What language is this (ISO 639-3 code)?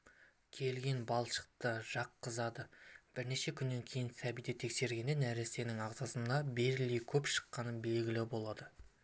kaz